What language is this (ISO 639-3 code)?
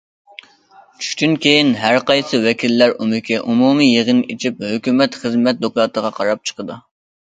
uig